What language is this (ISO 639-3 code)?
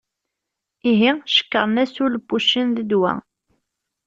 kab